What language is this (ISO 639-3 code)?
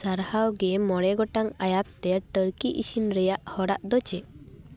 sat